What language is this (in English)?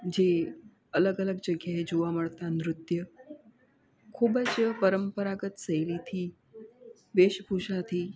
Gujarati